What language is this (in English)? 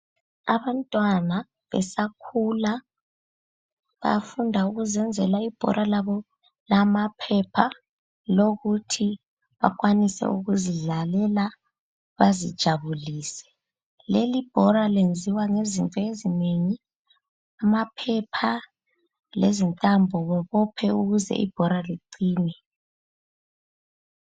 North Ndebele